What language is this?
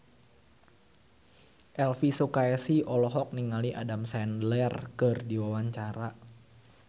Sundanese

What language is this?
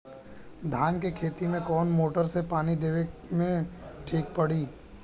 Bhojpuri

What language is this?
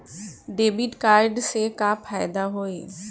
Bhojpuri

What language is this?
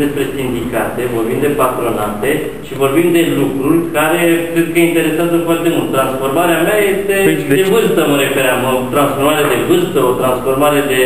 Romanian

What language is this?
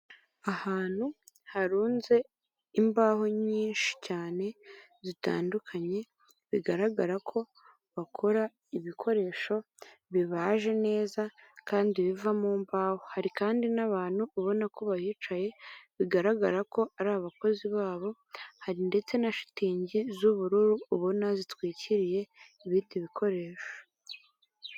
Kinyarwanda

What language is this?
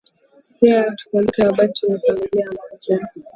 Swahili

